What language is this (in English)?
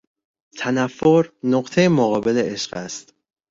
Persian